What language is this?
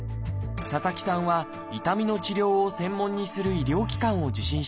Japanese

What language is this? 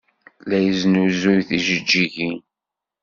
Kabyle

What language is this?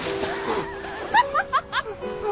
Japanese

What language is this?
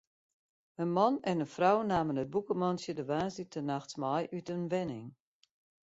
Western Frisian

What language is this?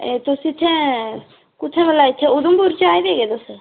Dogri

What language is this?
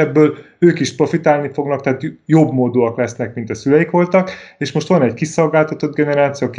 Hungarian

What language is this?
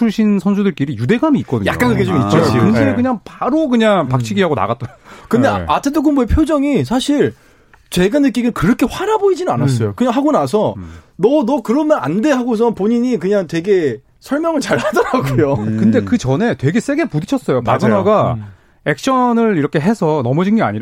Korean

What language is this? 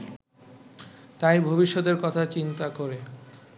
Bangla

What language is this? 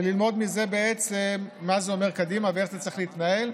Hebrew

